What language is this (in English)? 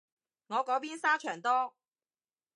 Cantonese